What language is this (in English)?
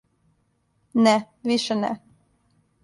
Serbian